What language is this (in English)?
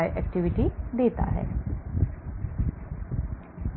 Hindi